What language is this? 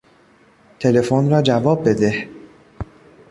Persian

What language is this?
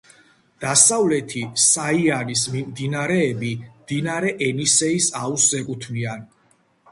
Georgian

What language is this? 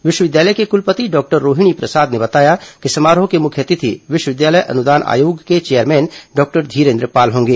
Hindi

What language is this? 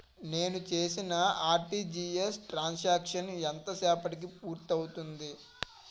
Telugu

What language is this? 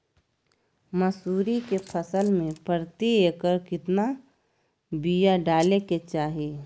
Magahi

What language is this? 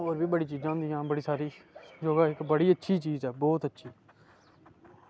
Dogri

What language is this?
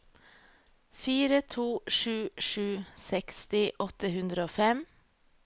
Norwegian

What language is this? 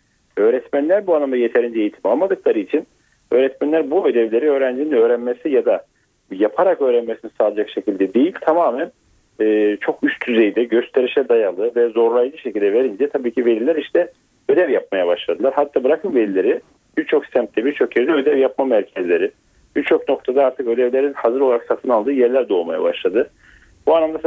Turkish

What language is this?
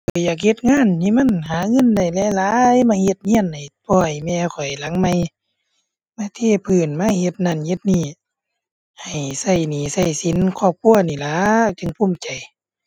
Thai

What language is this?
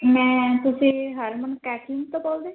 Punjabi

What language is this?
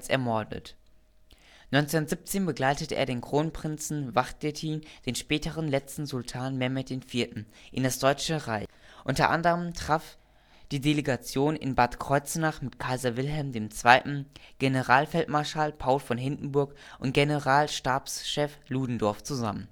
German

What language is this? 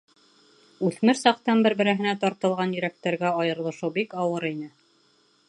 Bashkir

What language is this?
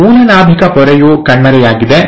Kannada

